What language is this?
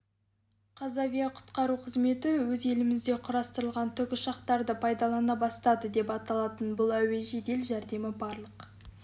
Kazakh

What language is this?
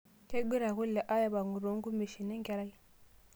Masai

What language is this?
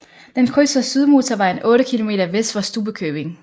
Danish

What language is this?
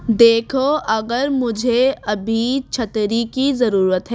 Urdu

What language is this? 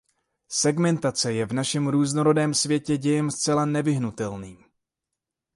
Czech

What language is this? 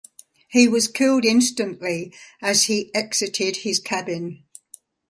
English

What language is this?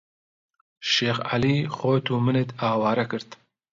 Central Kurdish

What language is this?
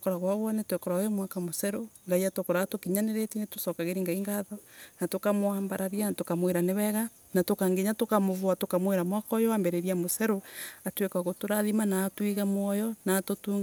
Embu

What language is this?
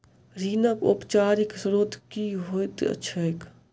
Maithili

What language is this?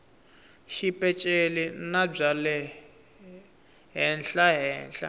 Tsonga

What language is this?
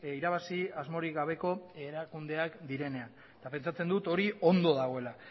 Basque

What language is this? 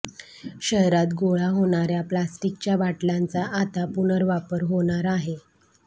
Marathi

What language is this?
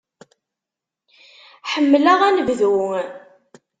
Kabyle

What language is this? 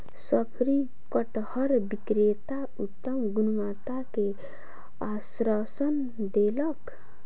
Maithili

